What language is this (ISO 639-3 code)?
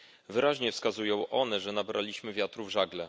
pol